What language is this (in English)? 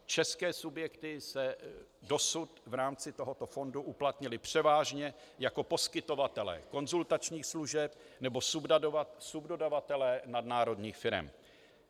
Czech